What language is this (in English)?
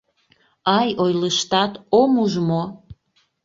Mari